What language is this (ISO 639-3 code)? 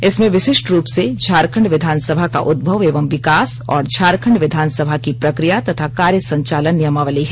hin